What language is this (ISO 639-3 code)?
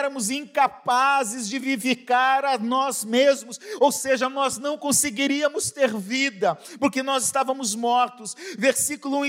por